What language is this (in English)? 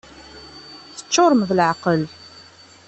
Kabyle